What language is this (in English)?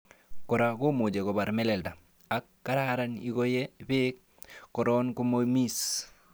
Kalenjin